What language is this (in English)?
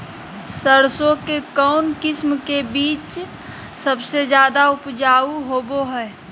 Magahi